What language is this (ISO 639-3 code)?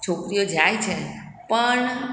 guj